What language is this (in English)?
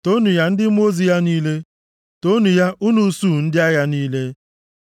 Igbo